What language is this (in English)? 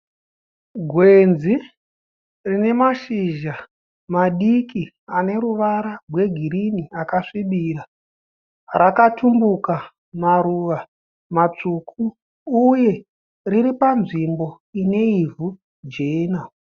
Shona